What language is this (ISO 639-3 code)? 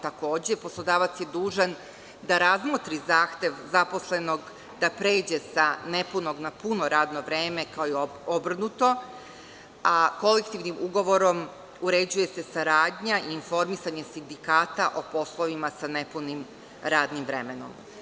srp